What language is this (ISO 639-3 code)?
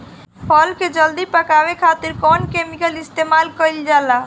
bho